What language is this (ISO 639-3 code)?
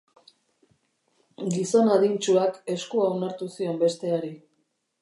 eus